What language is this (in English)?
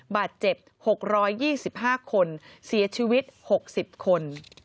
Thai